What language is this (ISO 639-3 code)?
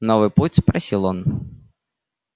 rus